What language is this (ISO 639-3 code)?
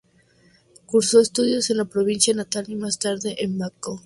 spa